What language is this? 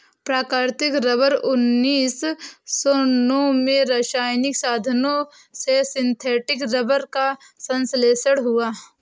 Hindi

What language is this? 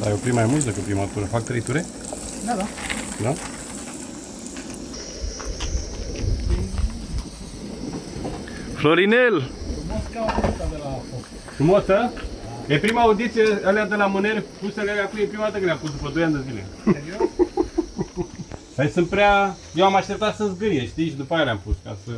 Romanian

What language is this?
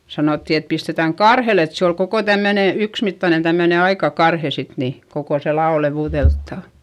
Finnish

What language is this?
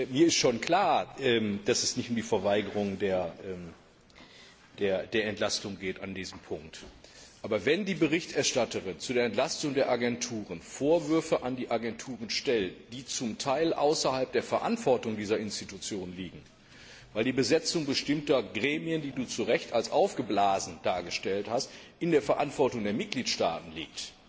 German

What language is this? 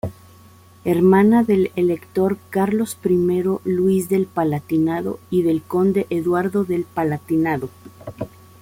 Spanish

